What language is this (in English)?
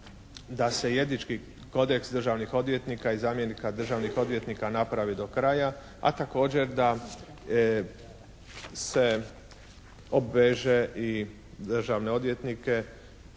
Croatian